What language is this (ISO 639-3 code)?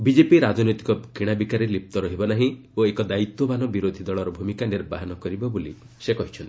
ori